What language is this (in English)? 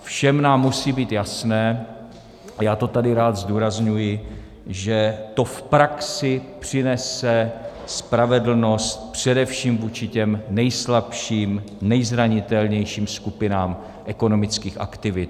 Czech